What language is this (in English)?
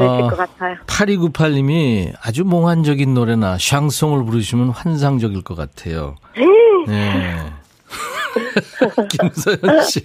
Korean